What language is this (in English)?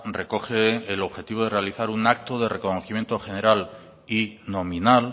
Spanish